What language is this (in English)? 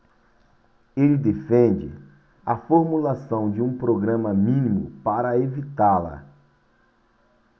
Portuguese